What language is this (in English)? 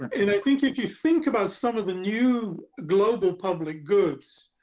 English